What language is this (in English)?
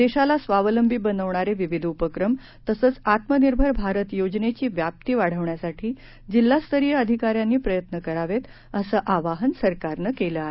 Marathi